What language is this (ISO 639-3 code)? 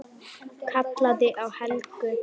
isl